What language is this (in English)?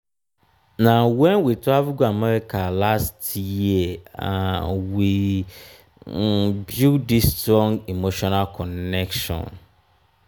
Nigerian Pidgin